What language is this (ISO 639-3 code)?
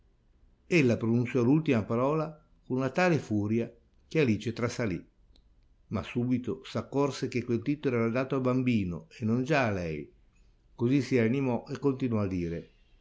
ita